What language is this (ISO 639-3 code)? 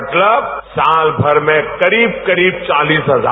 hin